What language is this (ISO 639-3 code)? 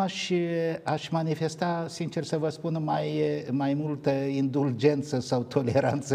ron